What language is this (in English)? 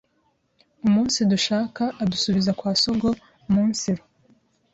Kinyarwanda